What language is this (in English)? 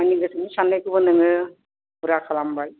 Bodo